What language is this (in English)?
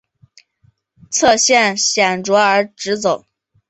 Chinese